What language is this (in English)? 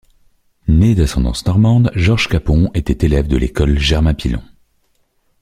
French